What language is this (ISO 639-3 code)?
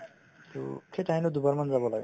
asm